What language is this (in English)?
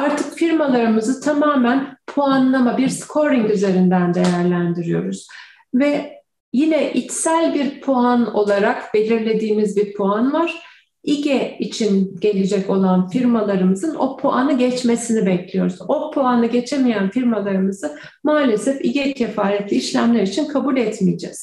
Turkish